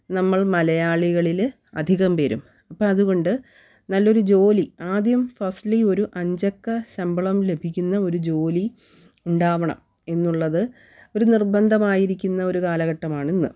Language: Malayalam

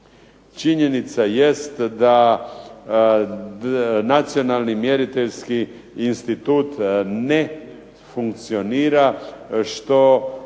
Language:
Croatian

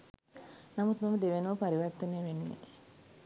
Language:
Sinhala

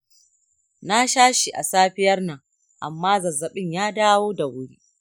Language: Hausa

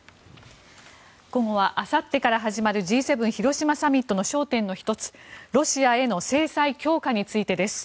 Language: Japanese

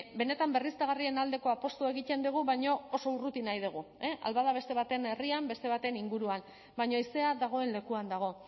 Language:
Basque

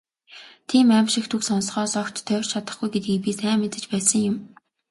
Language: Mongolian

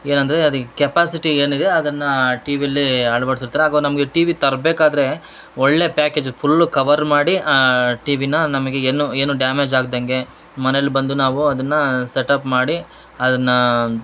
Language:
Kannada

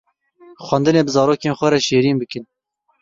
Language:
Kurdish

